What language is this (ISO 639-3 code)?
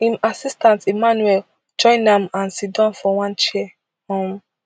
pcm